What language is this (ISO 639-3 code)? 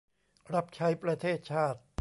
tha